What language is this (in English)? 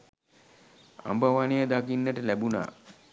Sinhala